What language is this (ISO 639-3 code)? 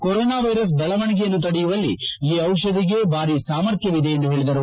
kan